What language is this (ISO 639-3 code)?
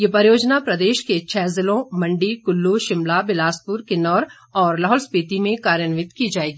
hin